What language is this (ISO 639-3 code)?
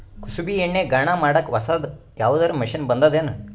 kan